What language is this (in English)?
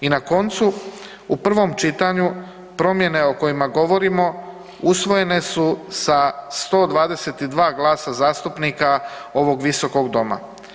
Croatian